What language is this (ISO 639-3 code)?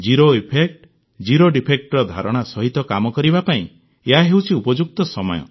ori